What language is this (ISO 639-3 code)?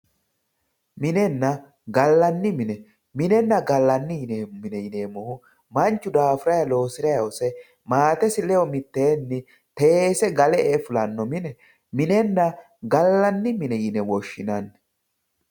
sid